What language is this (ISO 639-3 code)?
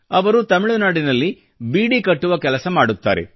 kan